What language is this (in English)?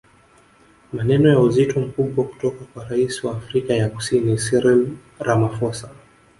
Swahili